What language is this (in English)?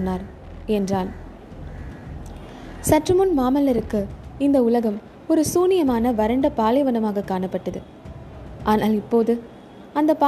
Tamil